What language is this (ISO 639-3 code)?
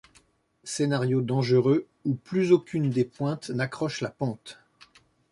fra